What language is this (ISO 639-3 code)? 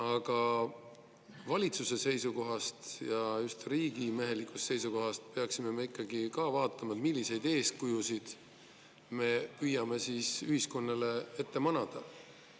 est